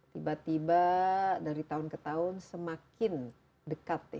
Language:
Indonesian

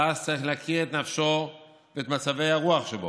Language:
Hebrew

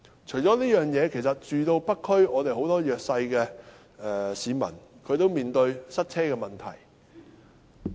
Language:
Cantonese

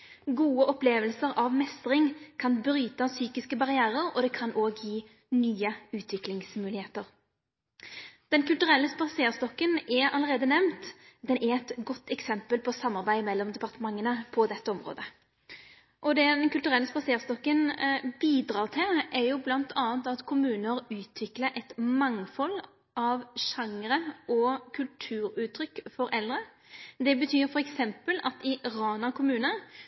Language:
Norwegian Nynorsk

